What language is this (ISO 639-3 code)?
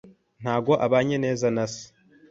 kin